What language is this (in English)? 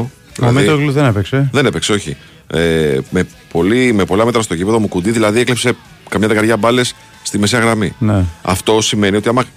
Greek